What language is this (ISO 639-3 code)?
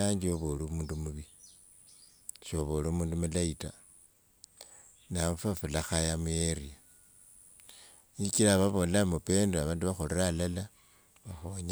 lwg